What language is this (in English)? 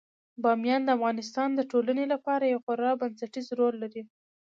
Pashto